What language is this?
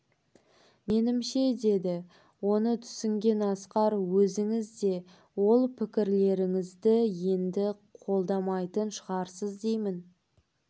Kazakh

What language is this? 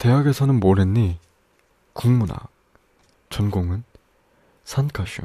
Korean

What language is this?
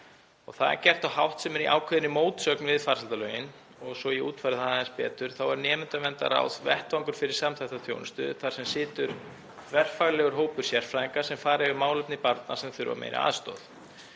Icelandic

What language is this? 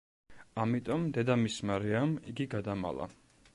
Georgian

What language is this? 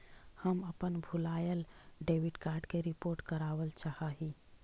Magahi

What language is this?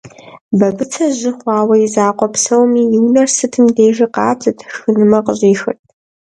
Kabardian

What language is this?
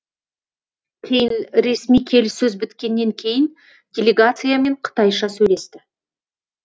Kazakh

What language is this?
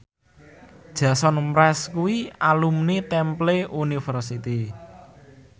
Javanese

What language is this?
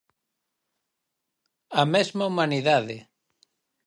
Galician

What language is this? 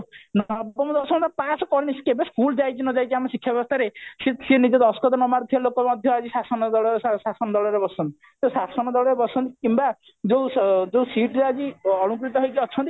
Odia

